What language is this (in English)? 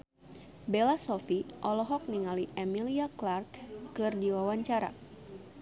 Sundanese